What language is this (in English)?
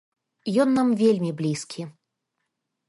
Belarusian